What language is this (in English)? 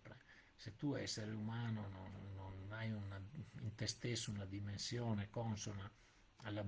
Italian